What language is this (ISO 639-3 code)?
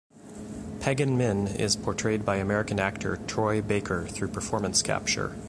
eng